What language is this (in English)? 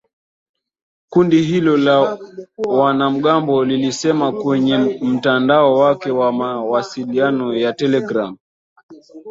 Swahili